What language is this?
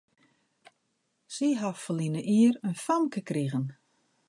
Western Frisian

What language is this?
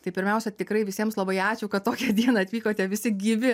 Lithuanian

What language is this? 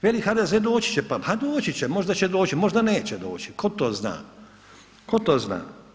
Croatian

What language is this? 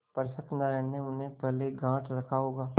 Hindi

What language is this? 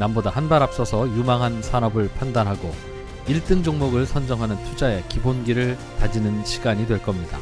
Korean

